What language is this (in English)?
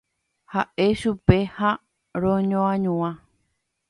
Guarani